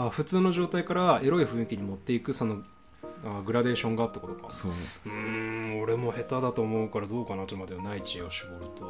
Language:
Japanese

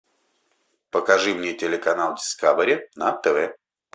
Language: Russian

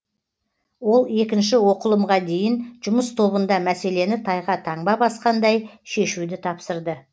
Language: Kazakh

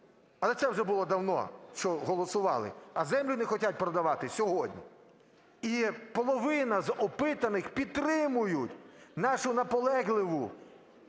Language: Ukrainian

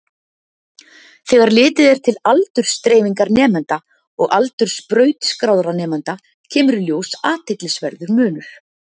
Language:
Icelandic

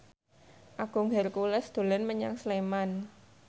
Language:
Javanese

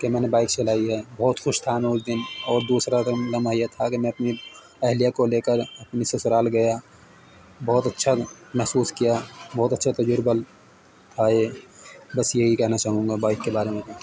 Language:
Urdu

